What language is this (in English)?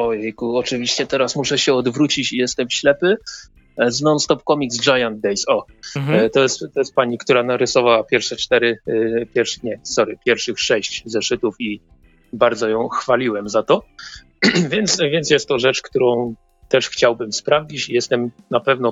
Polish